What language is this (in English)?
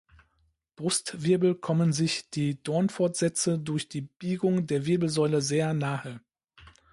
German